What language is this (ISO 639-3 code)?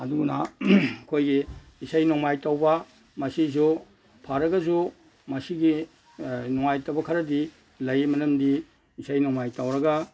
mni